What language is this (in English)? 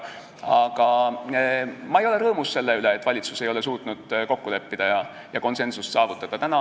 Estonian